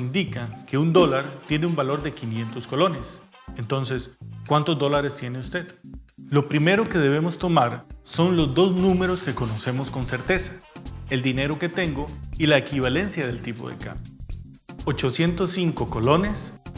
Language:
Spanish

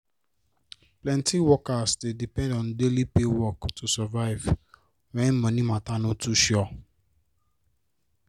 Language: Nigerian Pidgin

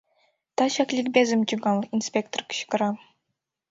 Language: Mari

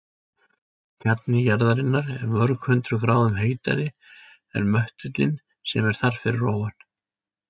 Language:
Icelandic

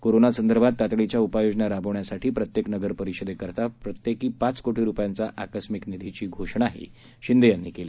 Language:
Marathi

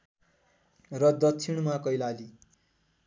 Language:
Nepali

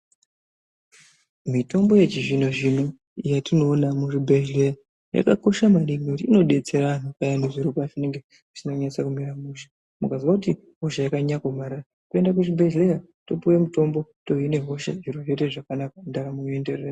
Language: Ndau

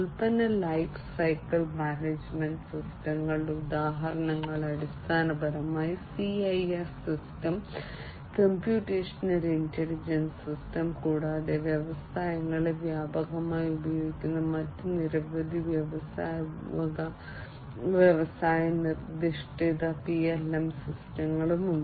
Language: Malayalam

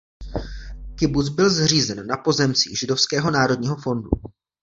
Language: Czech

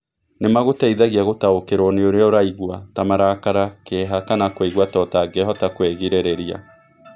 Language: Kikuyu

